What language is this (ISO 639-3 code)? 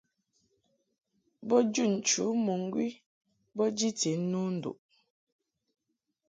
mhk